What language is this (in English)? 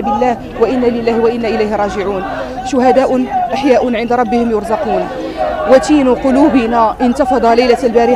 Arabic